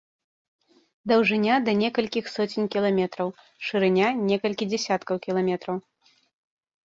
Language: Belarusian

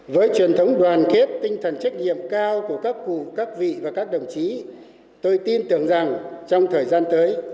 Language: Vietnamese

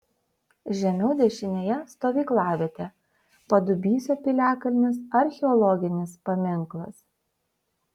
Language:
Lithuanian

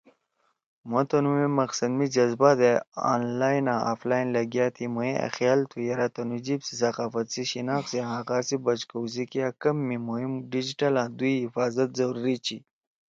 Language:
Torwali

